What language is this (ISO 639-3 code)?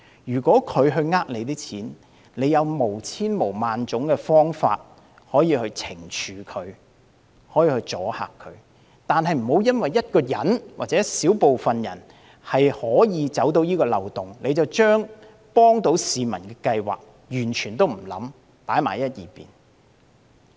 yue